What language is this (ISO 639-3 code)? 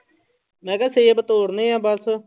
pan